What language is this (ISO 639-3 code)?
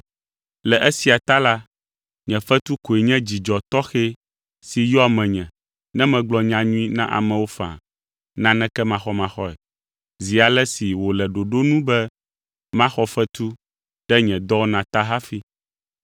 ewe